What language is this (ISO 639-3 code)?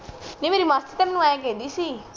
pan